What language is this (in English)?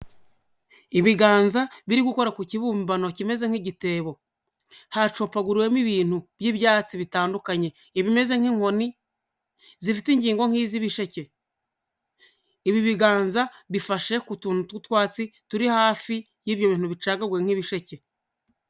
Kinyarwanda